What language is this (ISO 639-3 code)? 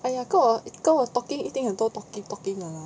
eng